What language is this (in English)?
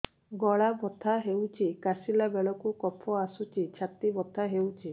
Odia